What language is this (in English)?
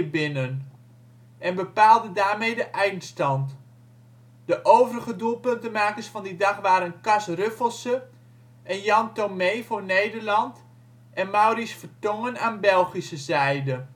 Dutch